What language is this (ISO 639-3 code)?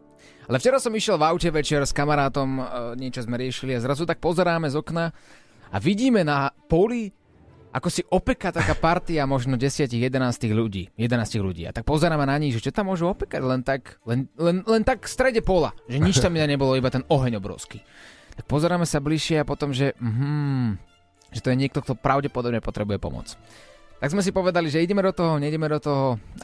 slk